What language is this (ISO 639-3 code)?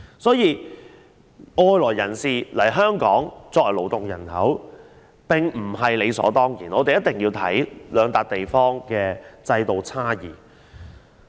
yue